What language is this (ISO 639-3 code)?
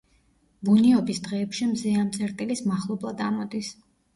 kat